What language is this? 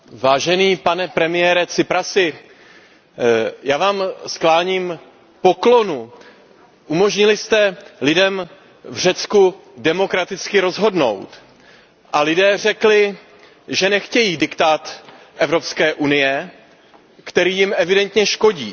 Czech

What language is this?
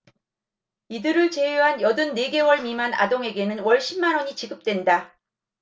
Korean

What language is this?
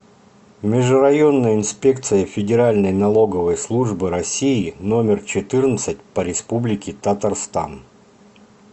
Russian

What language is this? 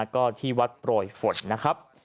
Thai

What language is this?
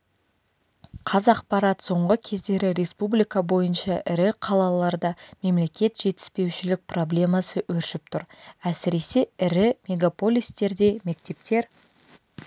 Kazakh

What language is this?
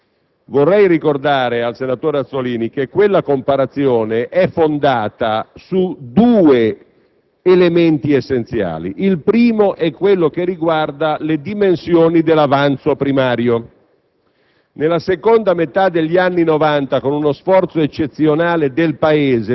Italian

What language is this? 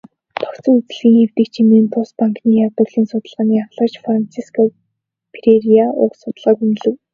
Mongolian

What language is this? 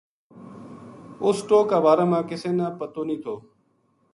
Gujari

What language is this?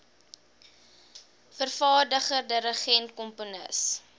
Afrikaans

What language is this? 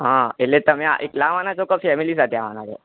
Gujarati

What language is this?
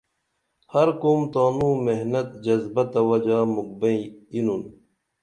Dameli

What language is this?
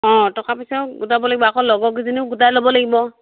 Assamese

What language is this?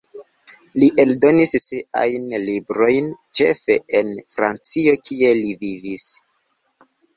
Esperanto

